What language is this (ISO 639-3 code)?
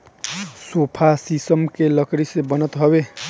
bho